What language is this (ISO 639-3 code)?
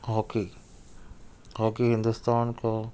urd